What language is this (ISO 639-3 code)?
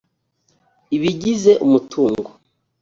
kin